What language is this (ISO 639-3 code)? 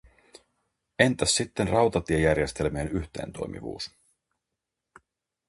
fin